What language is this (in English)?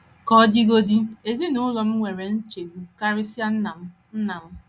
Igbo